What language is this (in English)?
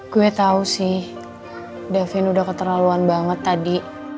Indonesian